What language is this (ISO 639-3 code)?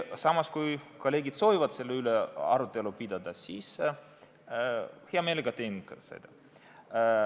est